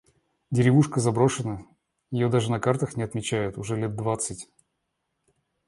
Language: Russian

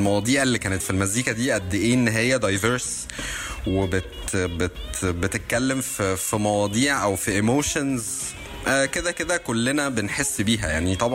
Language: Arabic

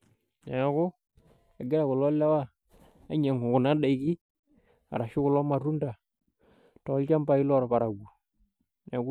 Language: Masai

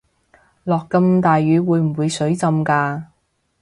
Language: Cantonese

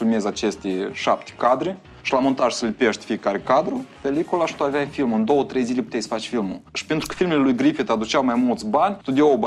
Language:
Romanian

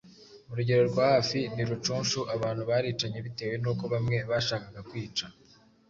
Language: Kinyarwanda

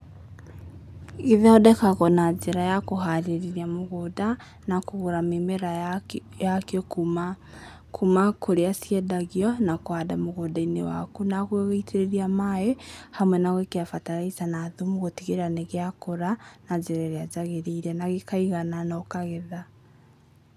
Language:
Kikuyu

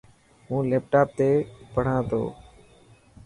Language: Dhatki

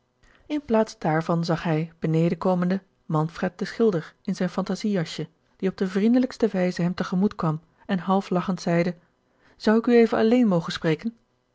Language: Dutch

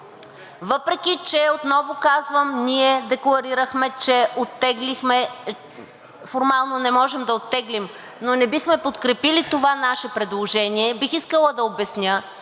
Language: Bulgarian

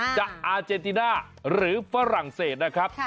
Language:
Thai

